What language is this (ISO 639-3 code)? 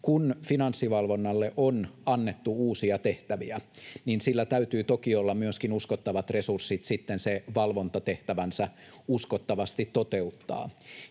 fin